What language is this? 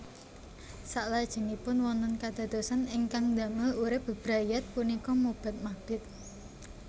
Javanese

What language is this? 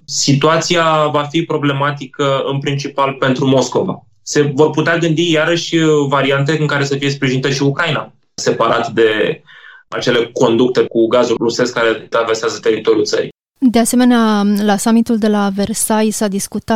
Romanian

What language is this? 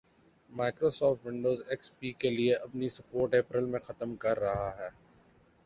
Urdu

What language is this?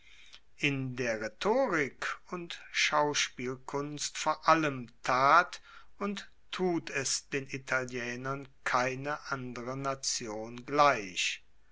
German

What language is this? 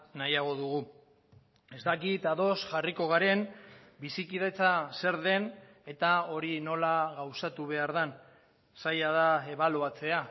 Basque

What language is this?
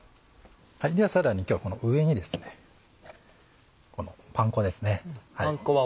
Japanese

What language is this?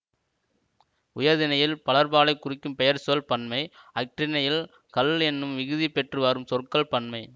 Tamil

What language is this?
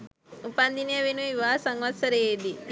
Sinhala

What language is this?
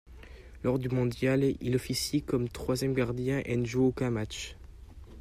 French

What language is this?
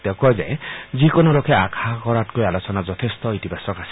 Assamese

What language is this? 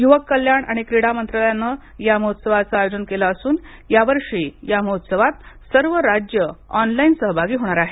Marathi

